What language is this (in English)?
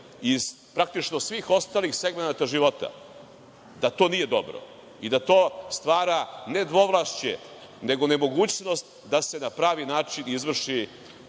Serbian